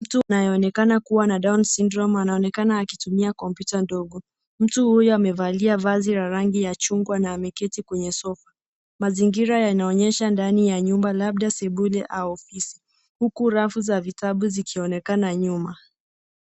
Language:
Swahili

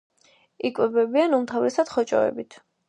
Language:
Georgian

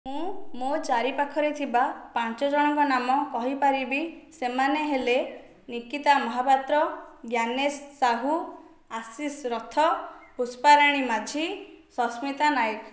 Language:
Odia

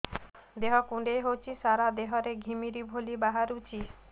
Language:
Odia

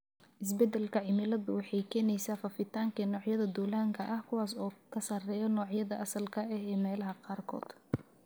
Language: Somali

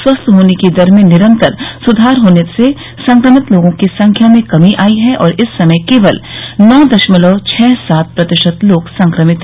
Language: Hindi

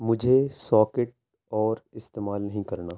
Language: Urdu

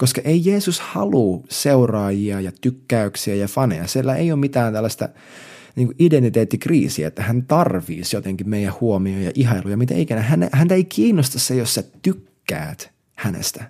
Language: Finnish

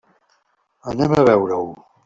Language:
Catalan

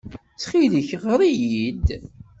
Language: Kabyle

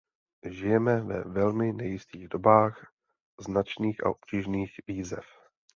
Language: Czech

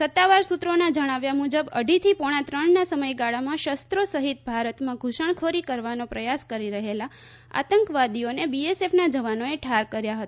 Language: Gujarati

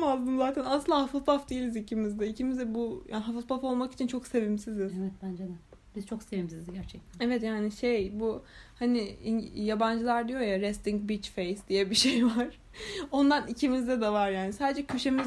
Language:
Turkish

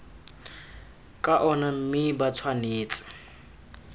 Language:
Tswana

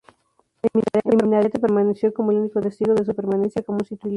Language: Spanish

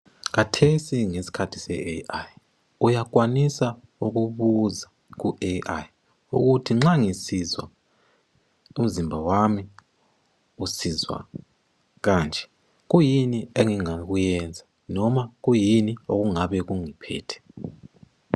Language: North Ndebele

